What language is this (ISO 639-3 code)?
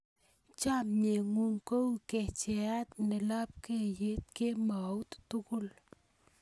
kln